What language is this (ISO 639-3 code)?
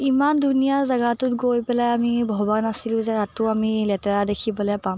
asm